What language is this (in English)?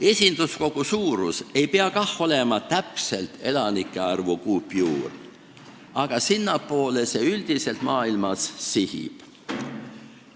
Estonian